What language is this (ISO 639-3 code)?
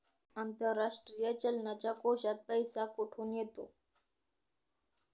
mar